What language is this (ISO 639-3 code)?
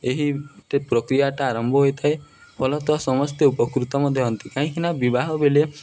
ori